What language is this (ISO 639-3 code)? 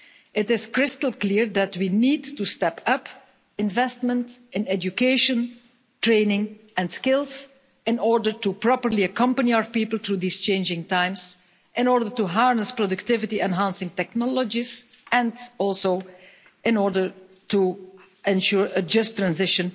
eng